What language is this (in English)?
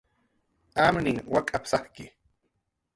Jaqaru